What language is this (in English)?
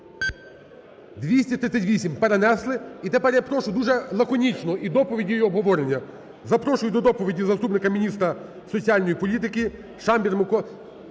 Ukrainian